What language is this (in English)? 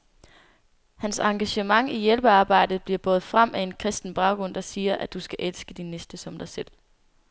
Danish